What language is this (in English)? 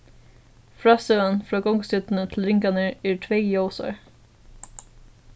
Faroese